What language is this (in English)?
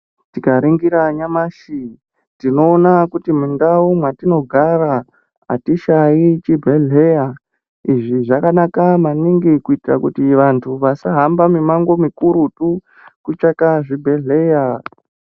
Ndau